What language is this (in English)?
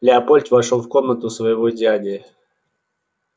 Russian